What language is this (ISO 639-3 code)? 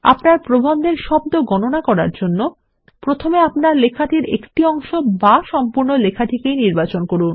ben